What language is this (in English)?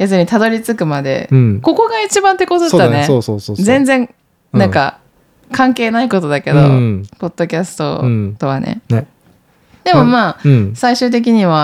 Japanese